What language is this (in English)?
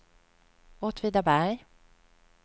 Swedish